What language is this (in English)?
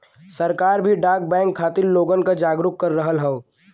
Bhojpuri